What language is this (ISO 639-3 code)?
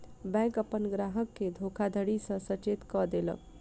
mai